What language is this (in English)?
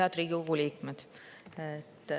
Estonian